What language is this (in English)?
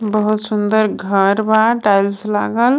Bhojpuri